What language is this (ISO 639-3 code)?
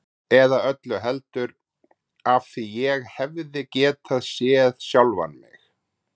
isl